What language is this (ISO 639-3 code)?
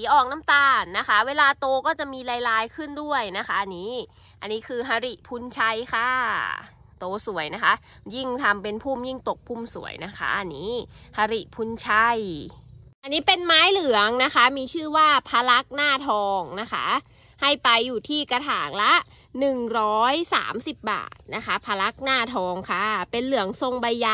tha